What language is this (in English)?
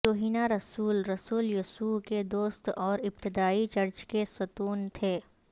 Urdu